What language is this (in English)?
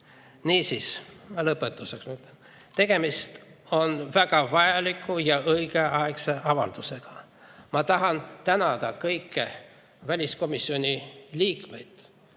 Estonian